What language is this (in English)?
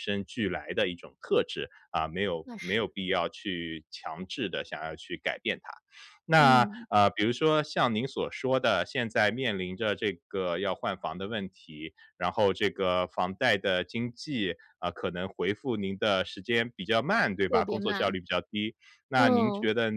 Chinese